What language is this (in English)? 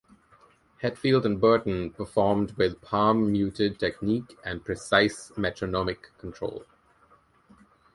English